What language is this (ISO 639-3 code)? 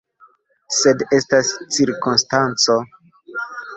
epo